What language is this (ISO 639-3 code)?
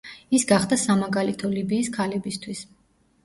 kat